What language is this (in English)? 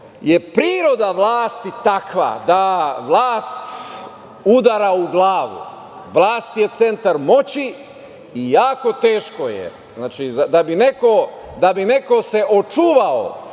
Serbian